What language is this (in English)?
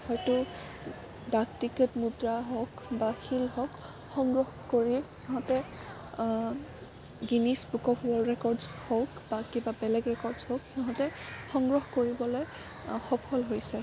Assamese